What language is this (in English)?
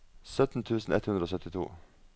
Norwegian